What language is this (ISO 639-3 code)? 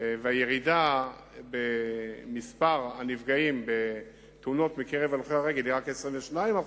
heb